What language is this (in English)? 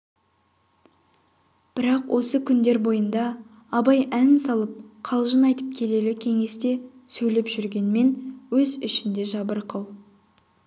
Kazakh